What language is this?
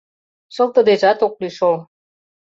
Mari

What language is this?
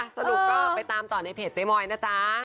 Thai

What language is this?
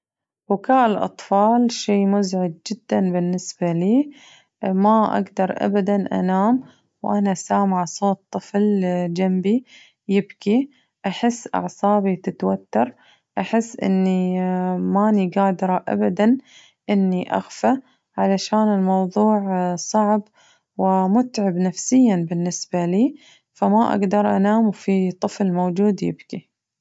Najdi Arabic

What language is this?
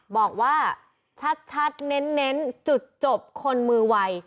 Thai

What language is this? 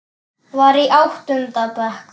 Icelandic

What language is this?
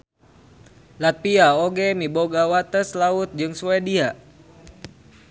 Sundanese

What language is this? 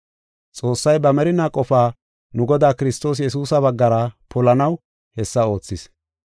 Gofa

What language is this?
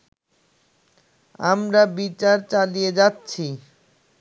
Bangla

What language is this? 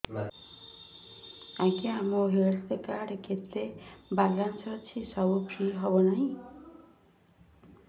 Odia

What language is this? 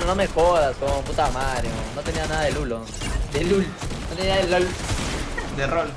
Spanish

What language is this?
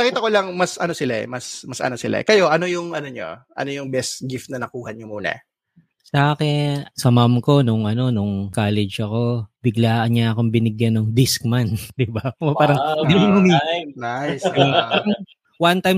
Filipino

